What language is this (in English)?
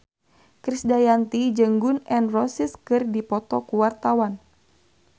Sundanese